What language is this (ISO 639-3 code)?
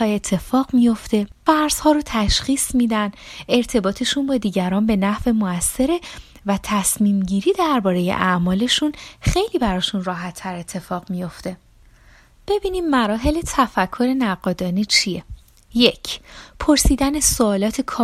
fas